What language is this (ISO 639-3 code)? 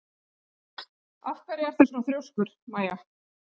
isl